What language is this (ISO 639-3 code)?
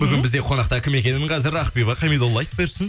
kaz